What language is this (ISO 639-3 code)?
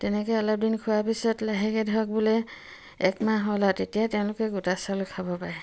asm